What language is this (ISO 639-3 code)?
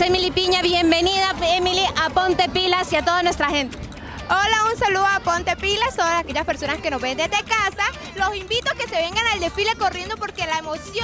spa